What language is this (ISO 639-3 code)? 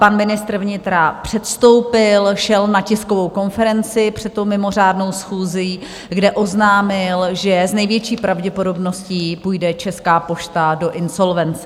ces